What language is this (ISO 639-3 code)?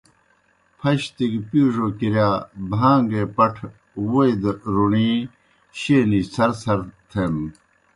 plk